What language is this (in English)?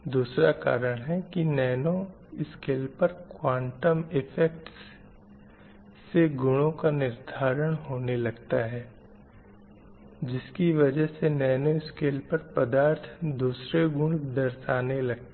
Hindi